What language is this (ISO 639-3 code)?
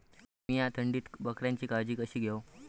mar